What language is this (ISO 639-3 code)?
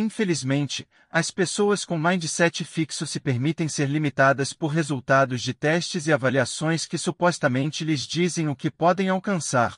por